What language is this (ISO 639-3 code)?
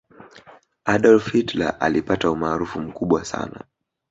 swa